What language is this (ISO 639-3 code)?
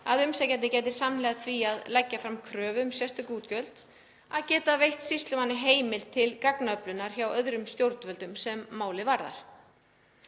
isl